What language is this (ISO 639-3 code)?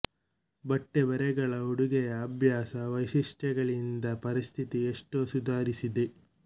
kan